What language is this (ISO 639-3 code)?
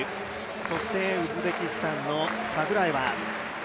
jpn